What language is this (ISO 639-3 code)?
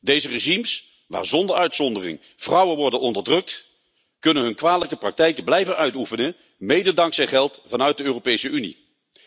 nld